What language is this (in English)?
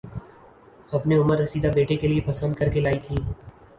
Urdu